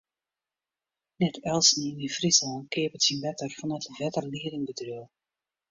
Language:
Western Frisian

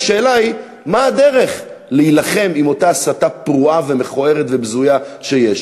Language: Hebrew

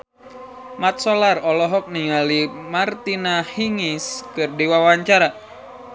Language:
Sundanese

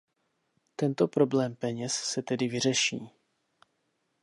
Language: Czech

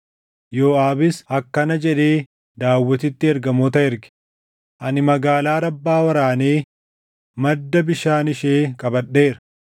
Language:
Oromo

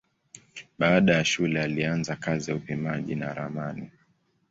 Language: Swahili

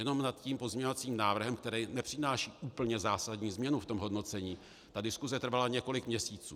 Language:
Czech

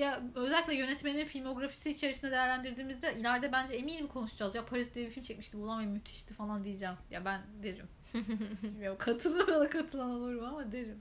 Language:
Turkish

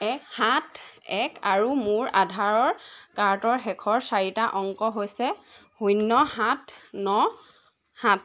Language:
Assamese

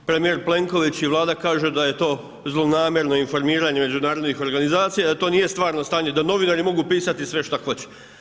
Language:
Croatian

